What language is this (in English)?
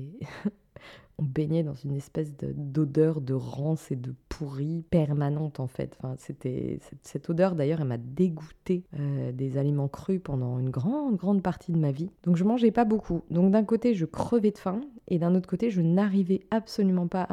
French